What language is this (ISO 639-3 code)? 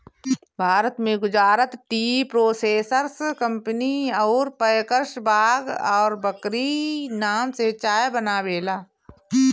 bho